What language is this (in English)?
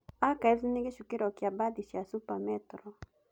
Kikuyu